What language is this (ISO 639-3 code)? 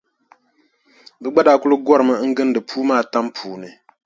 dag